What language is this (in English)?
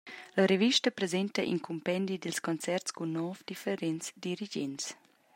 Romansh